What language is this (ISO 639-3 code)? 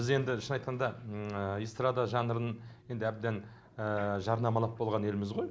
kaz